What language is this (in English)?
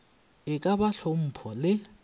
Northern Sotho